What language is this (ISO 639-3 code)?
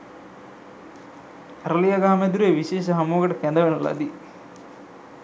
sin